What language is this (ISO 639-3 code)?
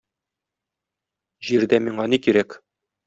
tat